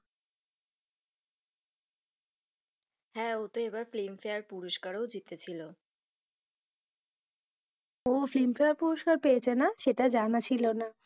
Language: Bangla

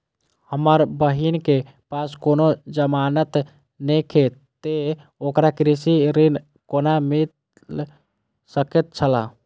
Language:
Maithili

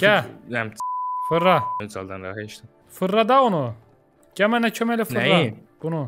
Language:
Turkish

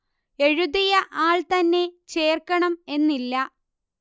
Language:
Malayalam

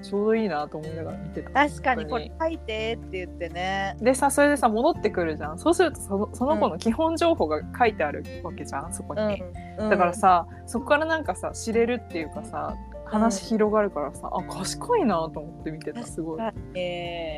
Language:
Japanese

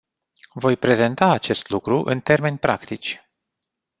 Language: Romanian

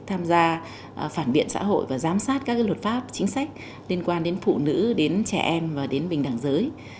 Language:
Vietnamese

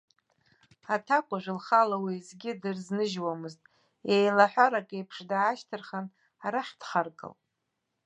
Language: Abkhazian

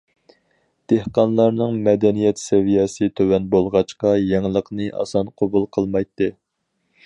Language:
Uyghur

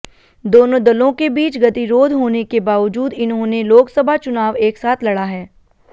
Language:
Hindi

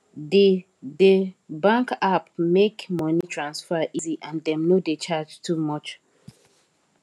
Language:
Nigerian Pidgin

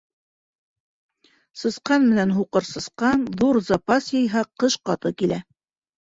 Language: Bashkir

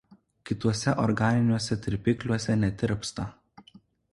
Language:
Lithuanian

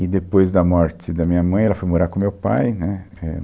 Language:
Portuguese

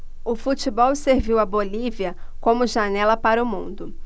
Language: Portuguese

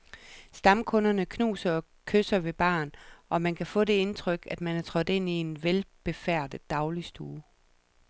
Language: Danish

